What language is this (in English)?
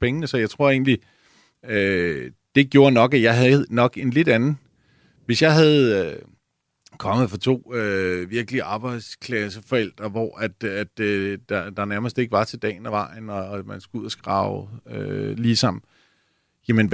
Danish